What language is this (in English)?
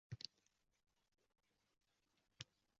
Uzbek